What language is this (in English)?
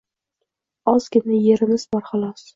Uzbek